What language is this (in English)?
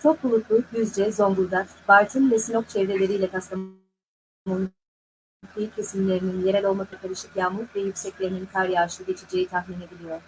Turkish